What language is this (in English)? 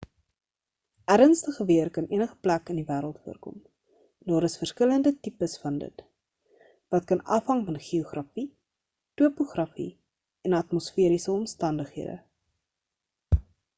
Afrikaans